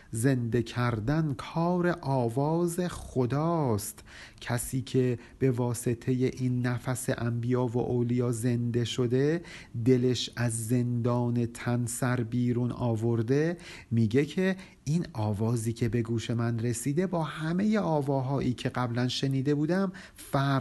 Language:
Persian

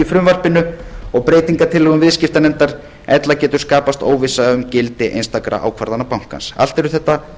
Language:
Icelandic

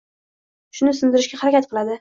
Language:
Uzbek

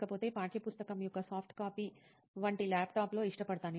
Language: Telugu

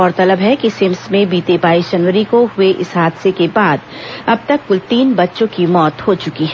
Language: Hindi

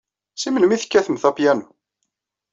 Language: Kabyle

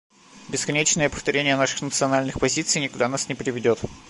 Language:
Russian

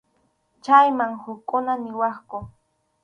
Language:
Arequipa-La Unión Quechua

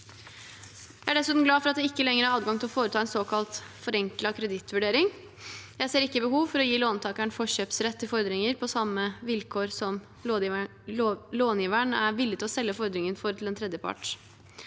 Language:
Norwegian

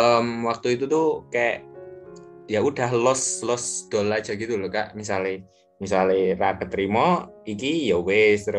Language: Indonesian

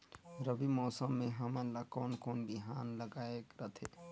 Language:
Chhattisgarhi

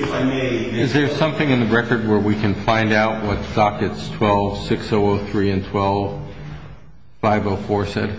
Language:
English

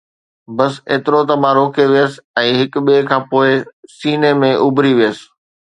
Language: Sindhi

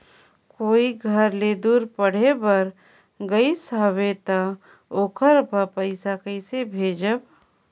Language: Chhattisgarhi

